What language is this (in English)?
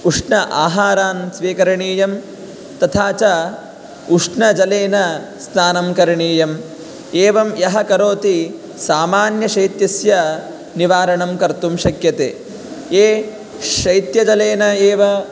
Sanskrit